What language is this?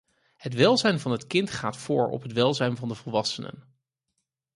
Dutch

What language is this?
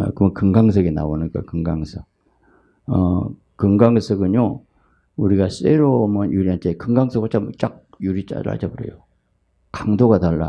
Korean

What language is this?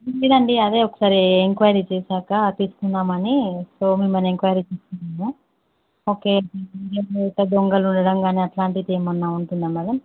Telugu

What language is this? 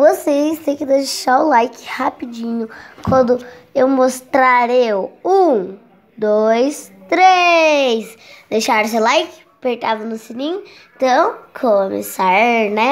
Portuguese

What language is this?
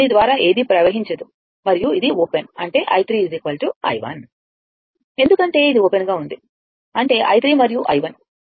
Telugu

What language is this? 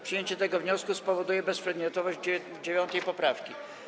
Polish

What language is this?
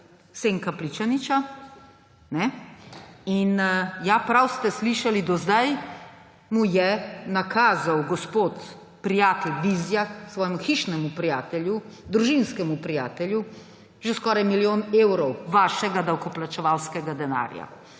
Slovenian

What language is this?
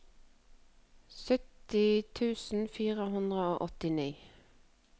Norwegian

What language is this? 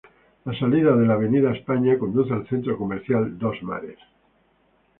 Spanish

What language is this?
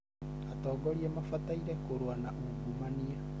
Kikuyu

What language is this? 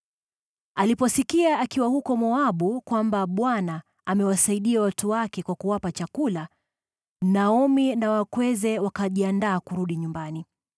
Swahili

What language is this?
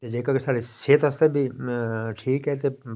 Dogri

